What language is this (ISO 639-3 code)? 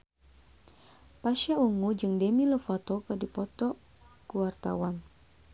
sun